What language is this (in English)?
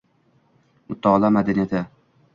Uzbek